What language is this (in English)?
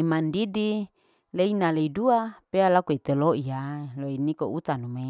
Larike-Wakasihu